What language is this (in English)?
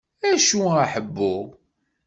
Kabyle